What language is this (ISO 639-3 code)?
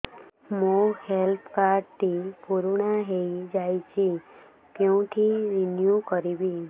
ori